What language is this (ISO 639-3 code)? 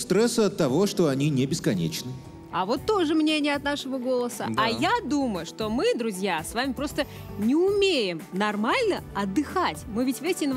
rus